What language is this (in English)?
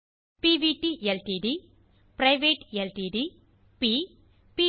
Tamil